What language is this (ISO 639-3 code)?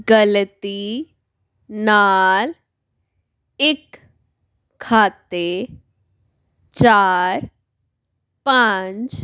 pan